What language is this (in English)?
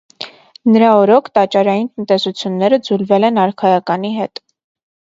Armenian